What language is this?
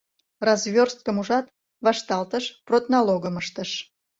Mari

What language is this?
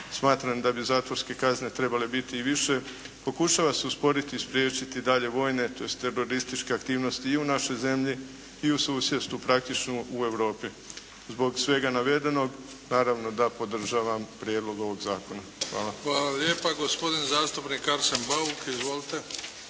Croatian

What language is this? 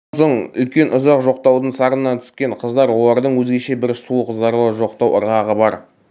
Kazakh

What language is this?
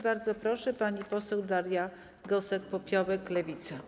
Polish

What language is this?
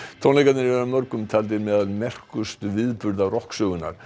Icelandic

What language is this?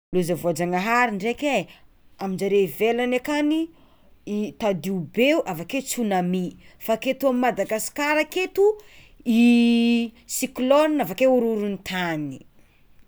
Tsimihety Malagasy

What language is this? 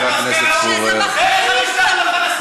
Hebrew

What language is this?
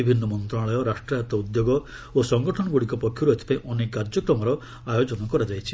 Odia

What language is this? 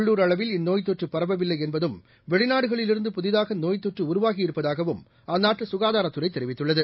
Tamil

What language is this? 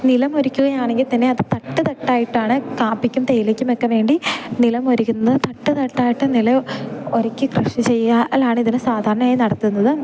Malayalam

